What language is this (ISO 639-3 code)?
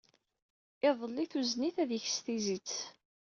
kab